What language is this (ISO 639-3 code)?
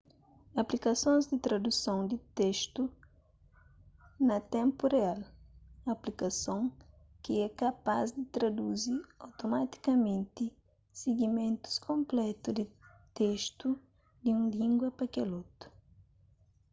kea